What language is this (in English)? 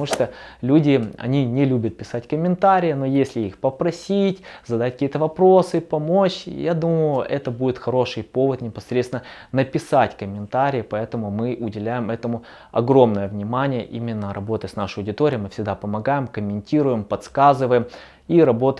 Russian